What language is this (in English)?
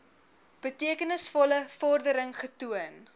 Afrikaans